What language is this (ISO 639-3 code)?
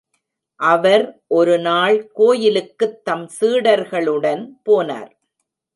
tam